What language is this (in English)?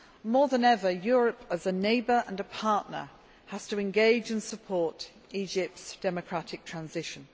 English